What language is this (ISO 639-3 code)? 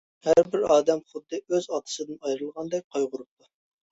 uig